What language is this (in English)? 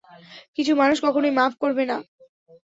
Bangla